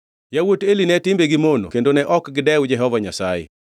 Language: Luo (Kenya and Tanzania)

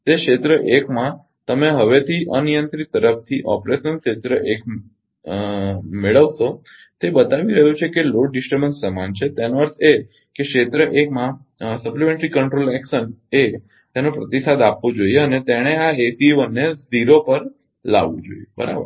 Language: Gujarati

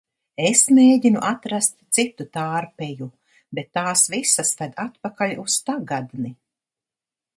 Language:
Latvian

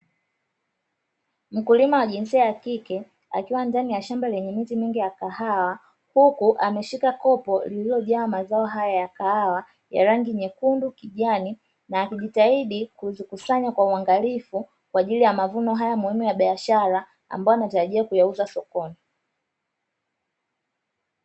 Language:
Swahili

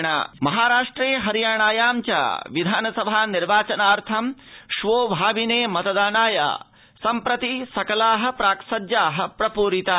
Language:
Sanskrit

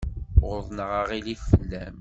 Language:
Kabyle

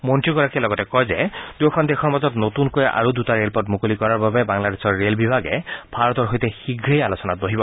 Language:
Assamese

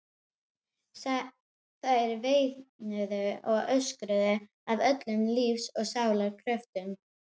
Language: Icelandic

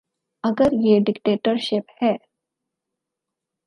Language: Urdu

